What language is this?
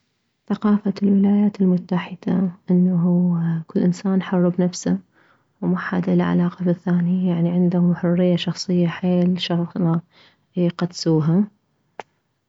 Mesopotamian Arabic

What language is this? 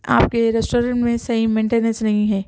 Urdu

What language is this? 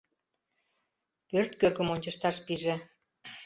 Mari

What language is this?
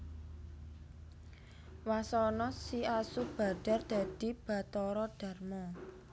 Javanese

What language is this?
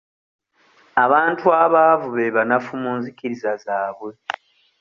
Ganda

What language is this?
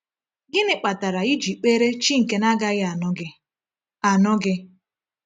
Igbo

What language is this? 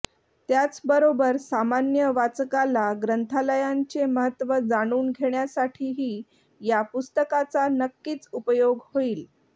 Marathi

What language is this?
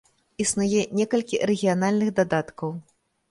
Belarusian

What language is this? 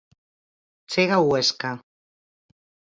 Galician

